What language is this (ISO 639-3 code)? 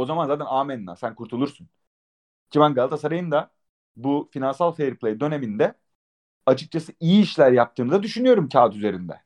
tur